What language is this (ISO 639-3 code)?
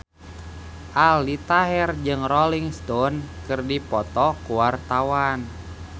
sun